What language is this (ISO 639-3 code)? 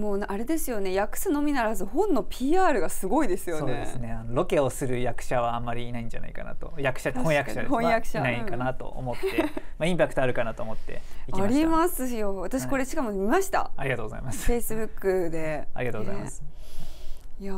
jpn